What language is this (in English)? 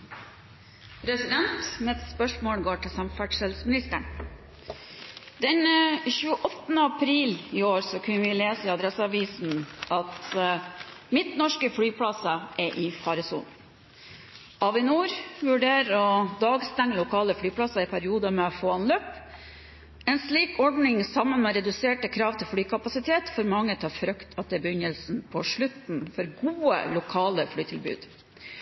Norwegian Bokmål